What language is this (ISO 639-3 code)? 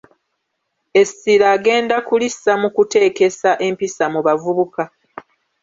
lug